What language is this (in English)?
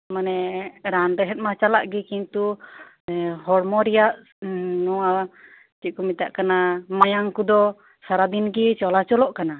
Santali